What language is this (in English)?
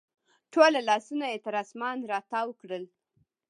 Pashto